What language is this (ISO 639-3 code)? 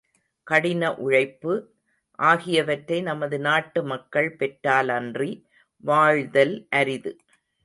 tam